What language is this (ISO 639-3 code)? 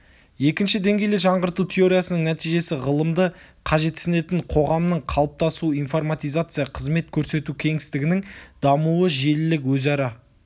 kaz